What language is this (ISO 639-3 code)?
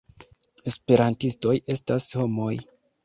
epo